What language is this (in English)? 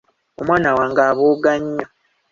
Ganda